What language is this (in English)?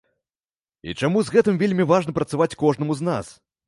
Belarusian